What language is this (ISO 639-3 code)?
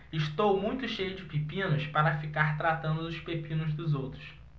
por